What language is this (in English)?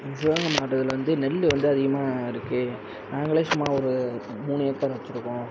Tamil